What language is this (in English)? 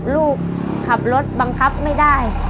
Thai